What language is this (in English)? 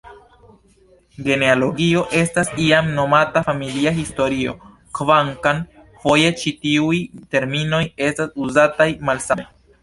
Esperanto